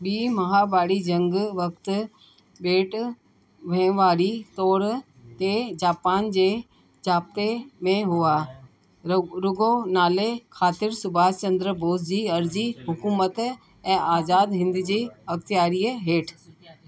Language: Sindhi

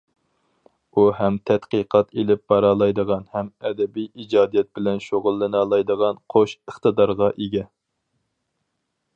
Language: Uyghur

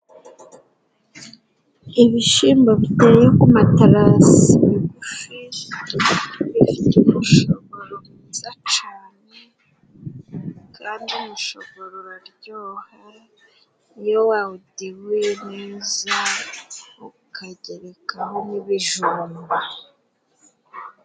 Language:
Kinyarwanda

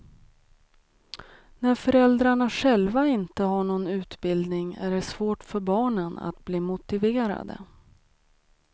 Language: Swedish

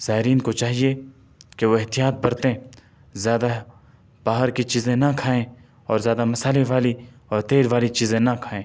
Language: Urdu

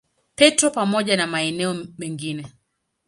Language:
Swahili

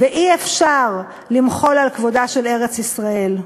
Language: Hebrew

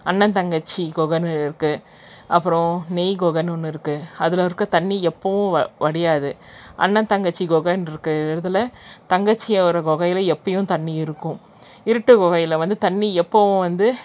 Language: Tamil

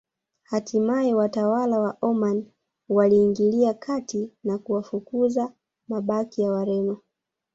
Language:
Swahili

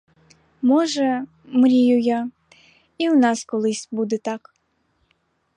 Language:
Ukrainian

